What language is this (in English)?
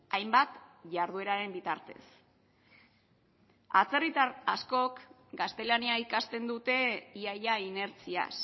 Basque